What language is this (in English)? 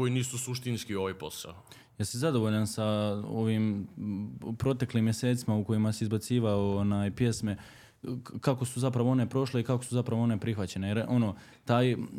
Croatian